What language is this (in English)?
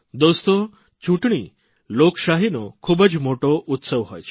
Gujarati